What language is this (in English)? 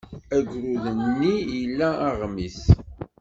Kabyle